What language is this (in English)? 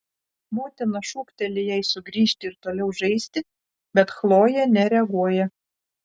Lithuanian